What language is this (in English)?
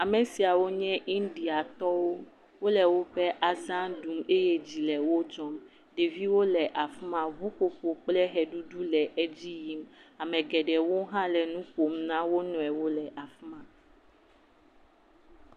Ewe